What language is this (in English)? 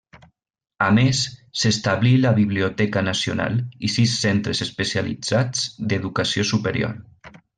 Catalan